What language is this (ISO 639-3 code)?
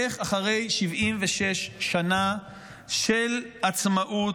heb